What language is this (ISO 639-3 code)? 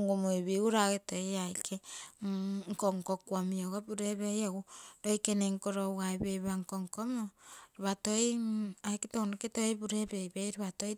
buo